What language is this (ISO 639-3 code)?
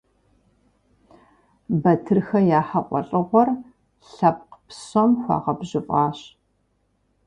kbd